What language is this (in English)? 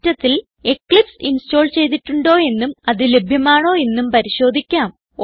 Malayalam